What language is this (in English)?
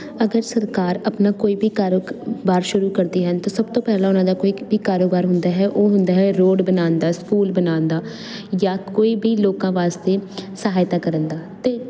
Punjabi